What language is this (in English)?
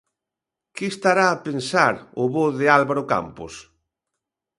Galician